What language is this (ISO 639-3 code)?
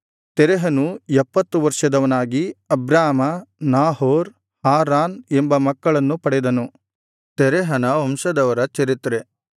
kan